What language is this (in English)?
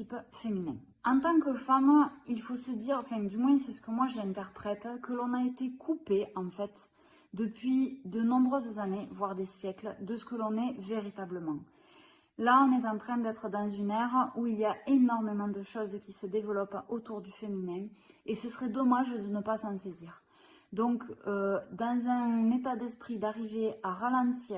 French